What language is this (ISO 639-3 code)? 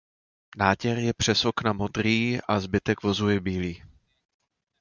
ces